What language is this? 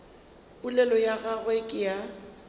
Northern Sotho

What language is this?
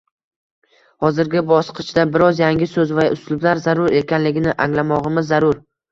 Uzbek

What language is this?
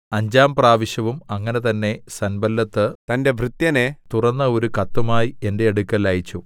Malayalam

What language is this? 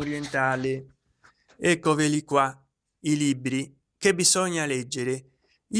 Italian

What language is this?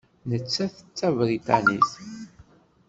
Kabyle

